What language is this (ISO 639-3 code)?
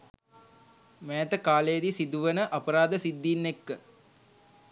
sin